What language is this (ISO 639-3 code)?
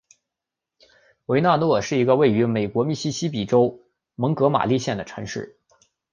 zho